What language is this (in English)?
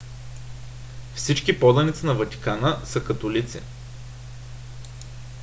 Bulgarian